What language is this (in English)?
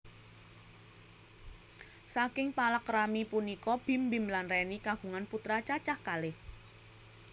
Javanese